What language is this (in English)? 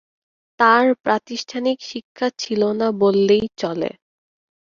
Bangla